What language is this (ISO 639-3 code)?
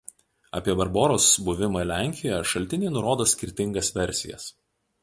lit